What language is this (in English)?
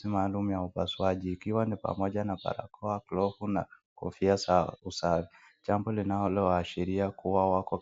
Swahili